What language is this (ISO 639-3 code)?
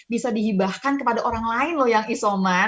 ind